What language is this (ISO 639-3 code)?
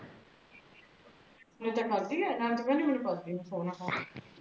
pan